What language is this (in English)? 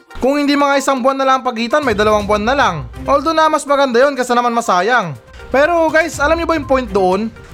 Filipino